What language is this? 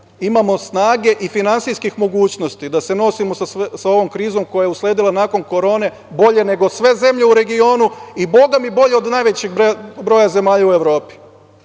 Serbian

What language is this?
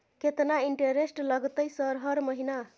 Maithili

